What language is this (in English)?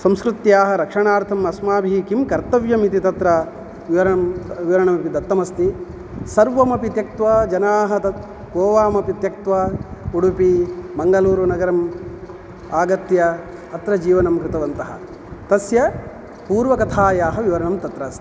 Sanskrit